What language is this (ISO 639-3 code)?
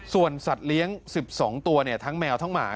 tha